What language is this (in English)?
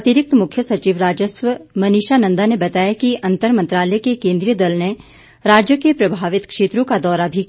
Hindi